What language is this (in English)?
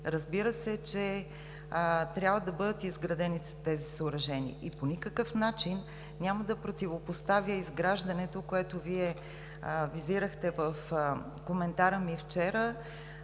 Bulgarian